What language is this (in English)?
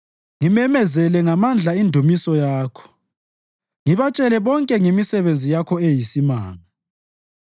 North Ndebele